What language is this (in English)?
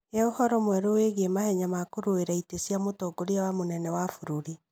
Kikuyu